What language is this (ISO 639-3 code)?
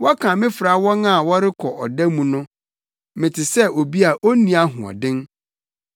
aka